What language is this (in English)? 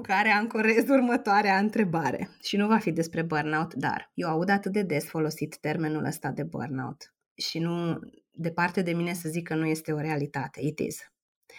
Romanian